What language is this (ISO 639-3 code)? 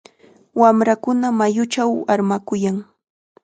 qxa